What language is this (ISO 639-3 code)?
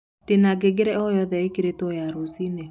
kik